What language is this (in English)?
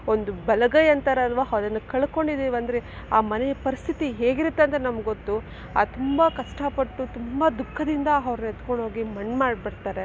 Kannada